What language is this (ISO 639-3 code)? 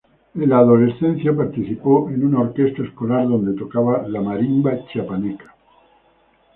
spa